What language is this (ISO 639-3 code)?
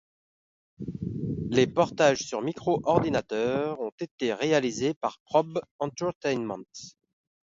fra